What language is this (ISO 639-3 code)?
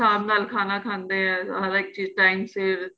pan